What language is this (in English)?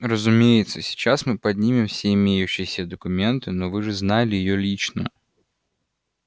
Russian